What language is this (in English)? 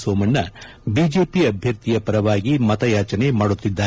Kannada